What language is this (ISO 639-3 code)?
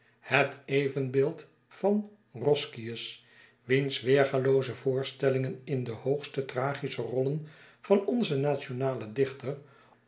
nld